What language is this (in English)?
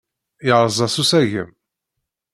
Kabyle